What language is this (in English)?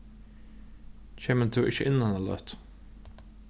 Faroese